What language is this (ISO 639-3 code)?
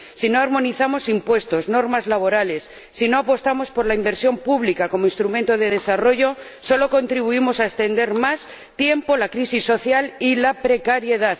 spa